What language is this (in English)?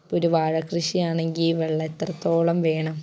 Malayalam